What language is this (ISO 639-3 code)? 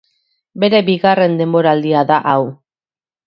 eus